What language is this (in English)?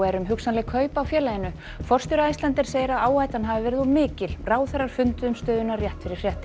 Icelandic